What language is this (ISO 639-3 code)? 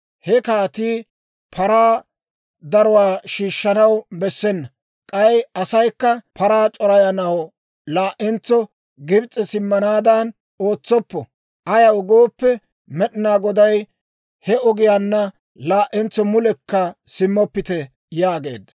dwr